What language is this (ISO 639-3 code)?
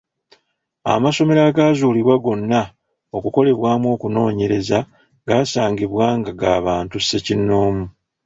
lug